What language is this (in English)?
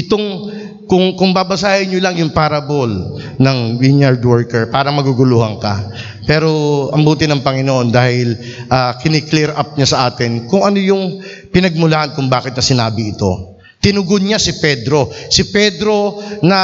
Filipino